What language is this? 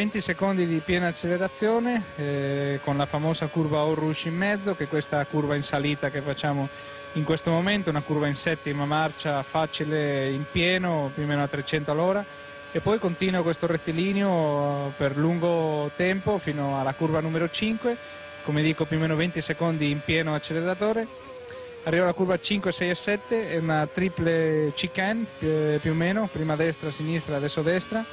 Italian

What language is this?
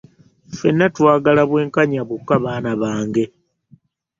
Ganda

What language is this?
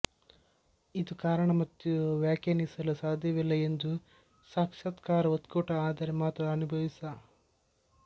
Kannada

